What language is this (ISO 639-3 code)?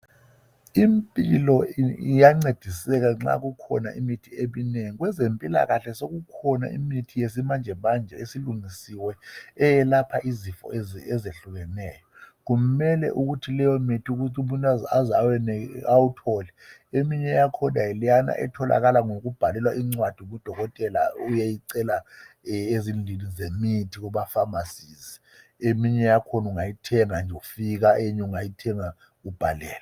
nde